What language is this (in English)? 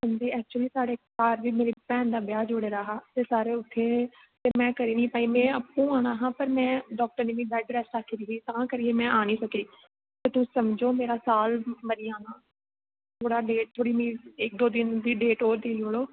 Dogri